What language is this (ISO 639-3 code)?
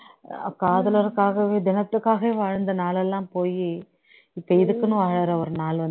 tam